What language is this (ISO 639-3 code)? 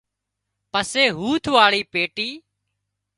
kxp